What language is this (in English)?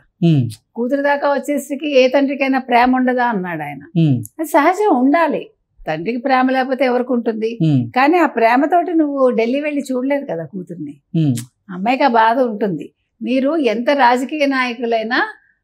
Telugu